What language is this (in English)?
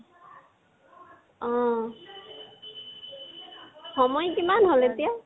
Assamese